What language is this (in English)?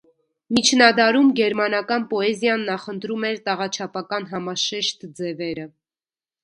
Armenian